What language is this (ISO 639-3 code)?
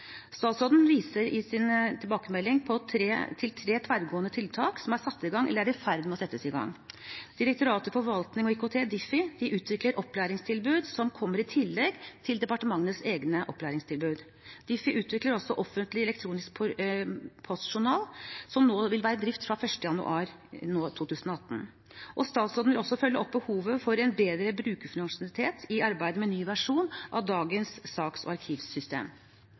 nob